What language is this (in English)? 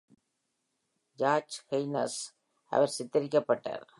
Tamil